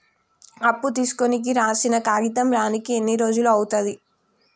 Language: Telugu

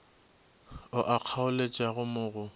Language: Northern Sotho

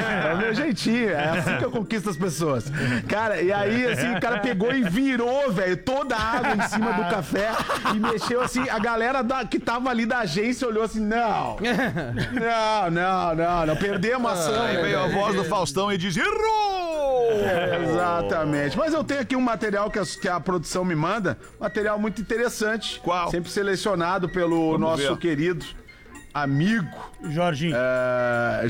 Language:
Portuguese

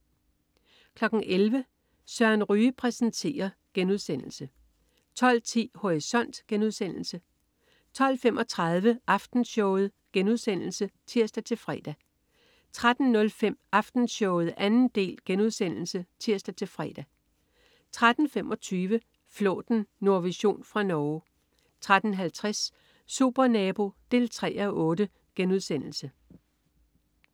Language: Danish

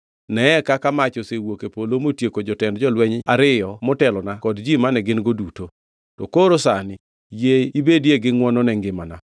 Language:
Luo (Kenya and Tanzania)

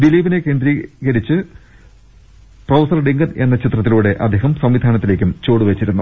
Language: Malayalam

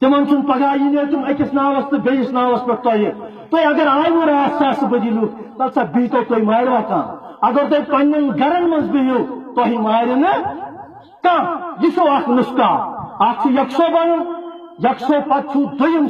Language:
Dutch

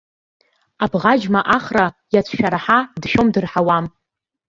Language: Abkhazian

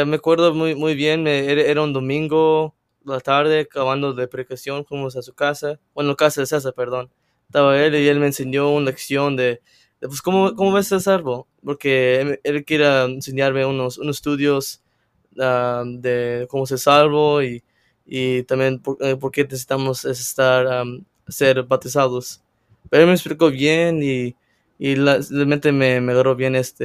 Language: Spanish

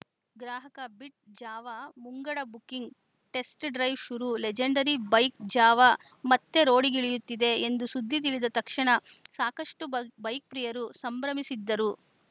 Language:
Kannada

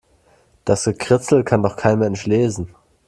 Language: German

